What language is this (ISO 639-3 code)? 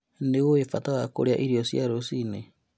kik